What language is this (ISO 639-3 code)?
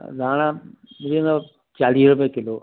snd